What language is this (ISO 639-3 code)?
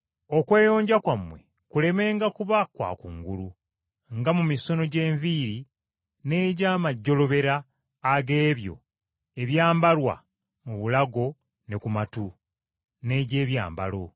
lug